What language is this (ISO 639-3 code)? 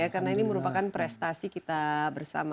ind